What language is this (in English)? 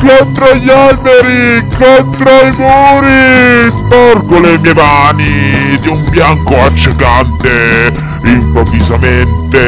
Italian